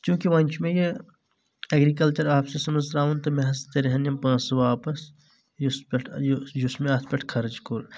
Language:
Kashmiri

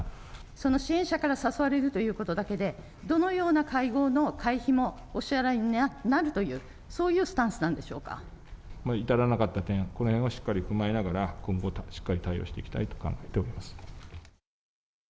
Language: Japanese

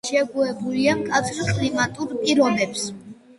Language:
Georgian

